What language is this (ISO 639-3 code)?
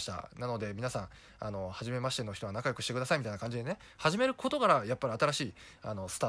jpn